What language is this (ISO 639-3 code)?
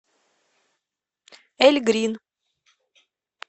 rus